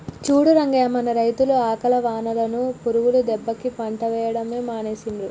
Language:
Telugu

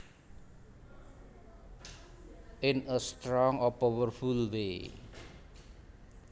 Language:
Javanese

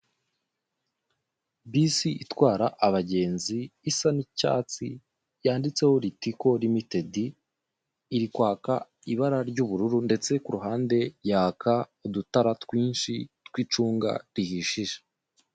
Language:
Kinyarwanda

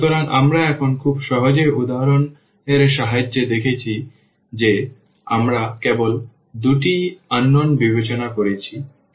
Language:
Bangla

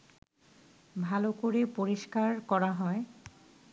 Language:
Bangla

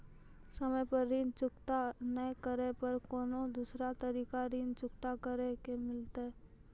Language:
Maithili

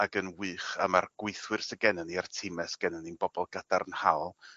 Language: Welsh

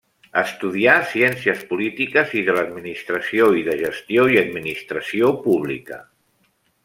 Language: Catalan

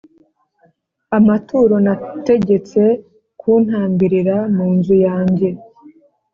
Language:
Kinyarwanda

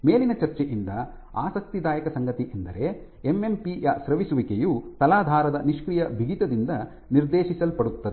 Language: Kannada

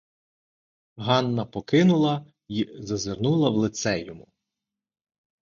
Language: Ukrainian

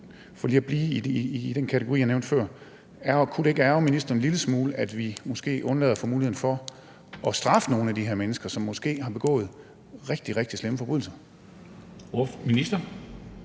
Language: Danish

